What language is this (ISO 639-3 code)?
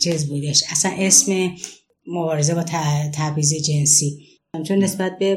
fas